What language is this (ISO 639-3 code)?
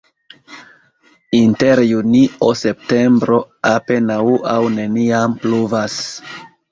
epo